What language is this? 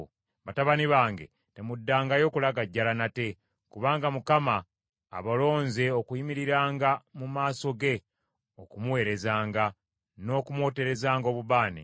Ganda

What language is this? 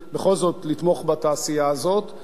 Hebrew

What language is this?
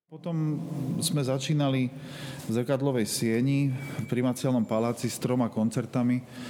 Slovak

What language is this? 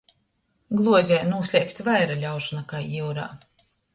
Latgalian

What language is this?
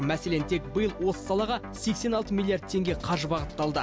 Kazakh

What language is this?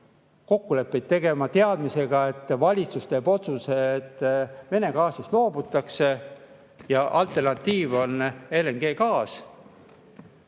Estonian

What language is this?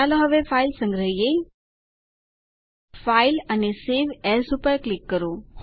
Gujarati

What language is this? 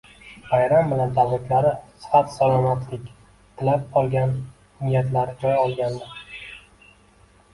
Uzbek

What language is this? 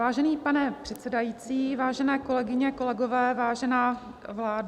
Czech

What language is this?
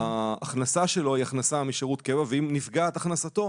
Hebrew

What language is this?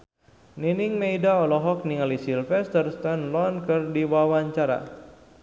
Sundanese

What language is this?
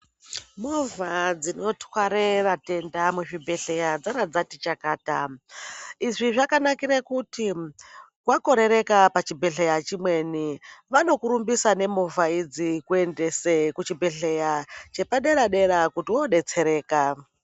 Ndau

